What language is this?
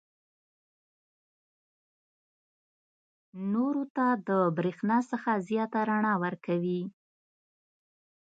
Pashto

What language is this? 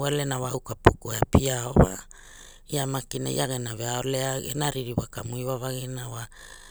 Hula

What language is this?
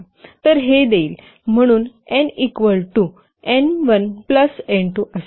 Marathi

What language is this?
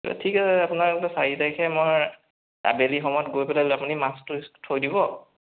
Assamese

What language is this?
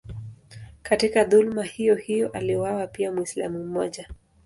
Swahili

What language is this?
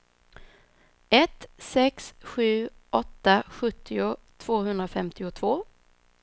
Swedish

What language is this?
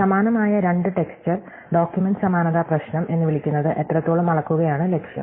Malayalam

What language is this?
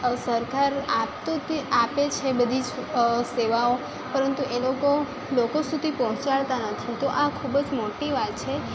Gujarati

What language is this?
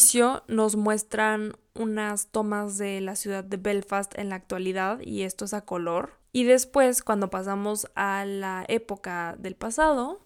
Spanish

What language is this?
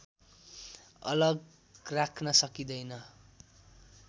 Nepali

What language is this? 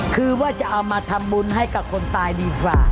Thai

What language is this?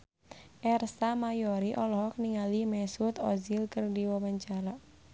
Sundanese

